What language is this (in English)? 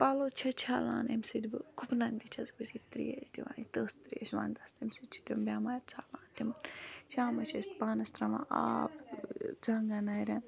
Kashmiri